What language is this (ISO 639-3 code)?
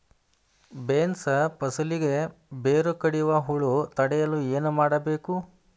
kan